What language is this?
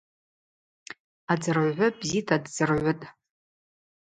Abaza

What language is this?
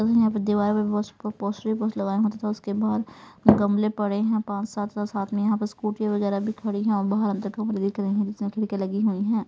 Hindi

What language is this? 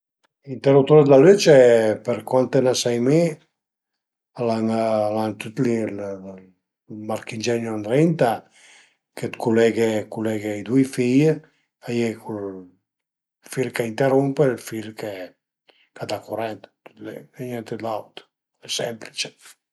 Piedmontese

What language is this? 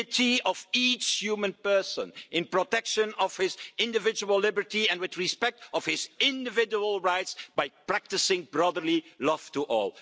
English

